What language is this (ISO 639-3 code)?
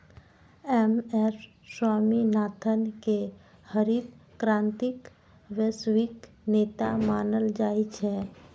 mai